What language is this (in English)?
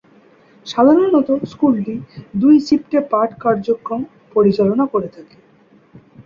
Bangla